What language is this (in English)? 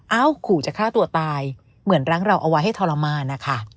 Thai